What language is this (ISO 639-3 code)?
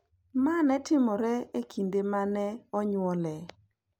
luo